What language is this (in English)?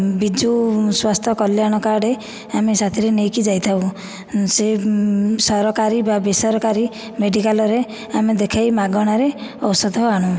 Odia